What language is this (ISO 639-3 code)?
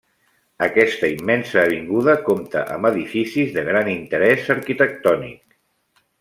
cat